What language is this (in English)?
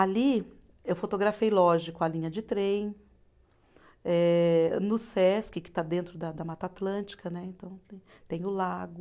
Portuguese